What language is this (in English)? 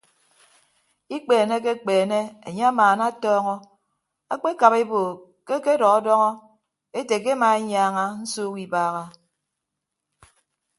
Ibibio